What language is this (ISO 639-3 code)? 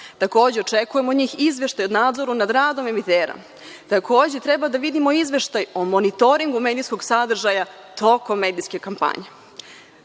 srp